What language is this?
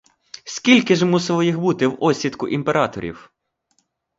Ukrainian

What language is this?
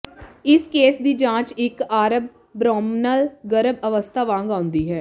Punjabi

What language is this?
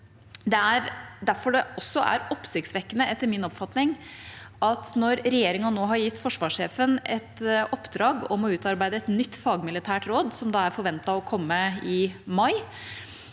Norwegian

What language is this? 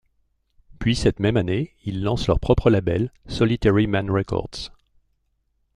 French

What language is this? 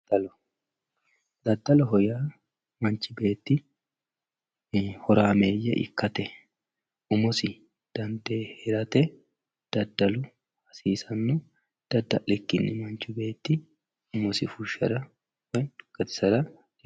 Sidamo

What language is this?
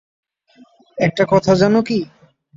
Bangla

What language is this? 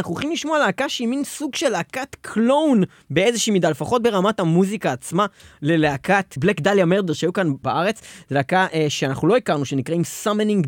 Hebrew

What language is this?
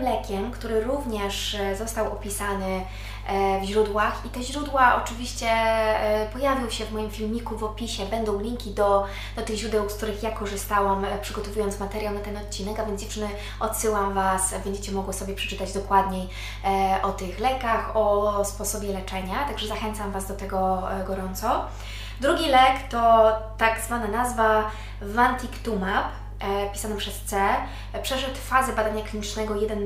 Polish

